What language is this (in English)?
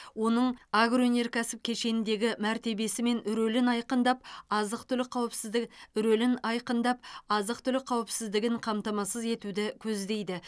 Kazakh